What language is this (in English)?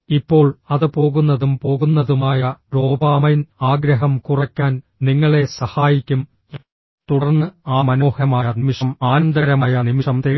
Malayalam